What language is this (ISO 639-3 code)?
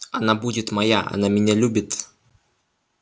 rus